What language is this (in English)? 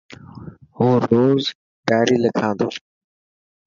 Dhatki